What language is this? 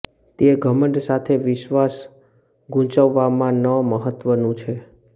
Gujarati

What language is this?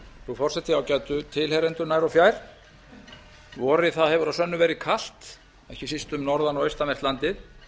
Icelandic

